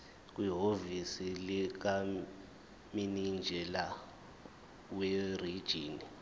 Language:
Zulu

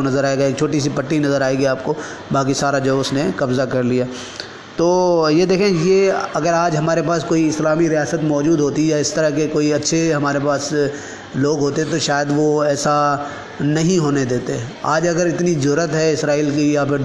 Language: Urdu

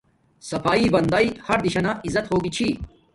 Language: Domaaki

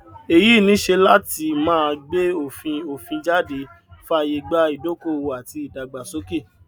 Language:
Yoruba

